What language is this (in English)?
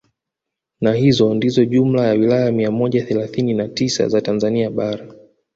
Swahili